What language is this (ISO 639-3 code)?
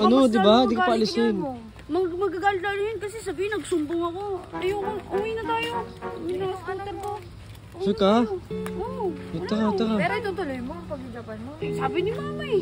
fil